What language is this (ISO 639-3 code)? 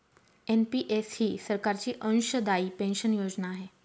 mar